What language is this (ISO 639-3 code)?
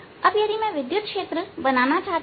hin